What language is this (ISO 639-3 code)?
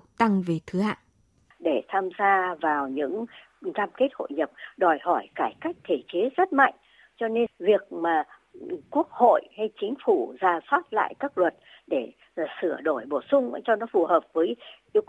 vie